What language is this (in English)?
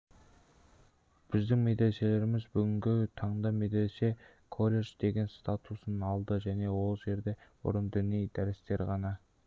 Kazakh